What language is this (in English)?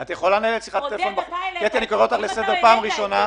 Hebrew